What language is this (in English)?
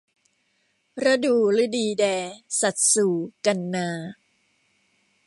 Thai